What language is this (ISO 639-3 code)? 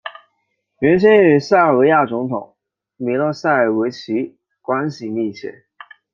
zho